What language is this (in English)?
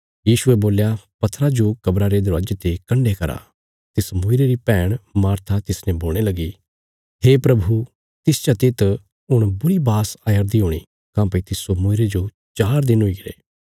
Bilaspuri